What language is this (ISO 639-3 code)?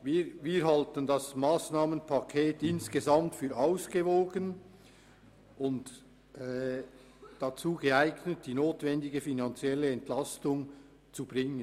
gsw